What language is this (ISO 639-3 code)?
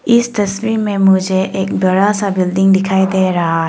hin